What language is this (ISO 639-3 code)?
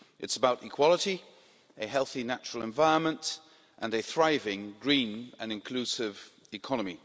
eng